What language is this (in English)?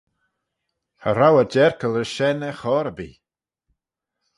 Manx